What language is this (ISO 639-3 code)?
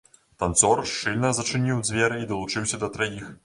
bel